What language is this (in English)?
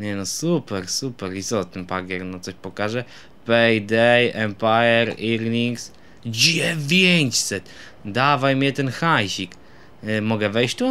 Polish